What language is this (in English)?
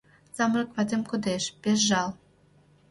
Mari